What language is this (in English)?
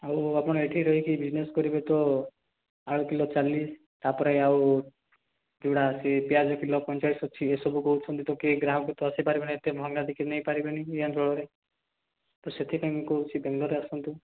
Odia